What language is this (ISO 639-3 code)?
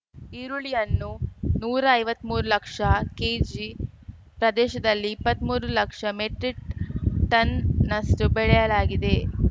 kan